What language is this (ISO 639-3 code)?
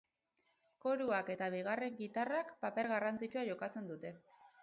eus